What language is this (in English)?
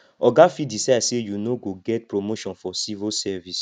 Nigerian Pidgin